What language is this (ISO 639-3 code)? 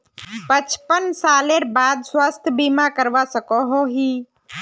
mag